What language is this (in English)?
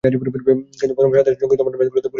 Bangla